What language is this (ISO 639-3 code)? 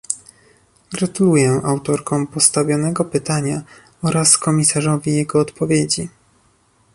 pol